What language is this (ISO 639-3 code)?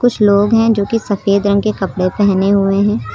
hin